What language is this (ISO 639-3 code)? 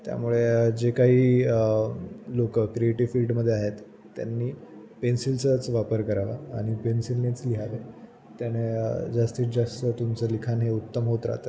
mar